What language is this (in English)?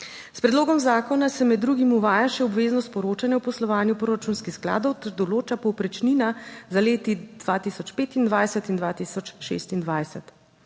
Slovenian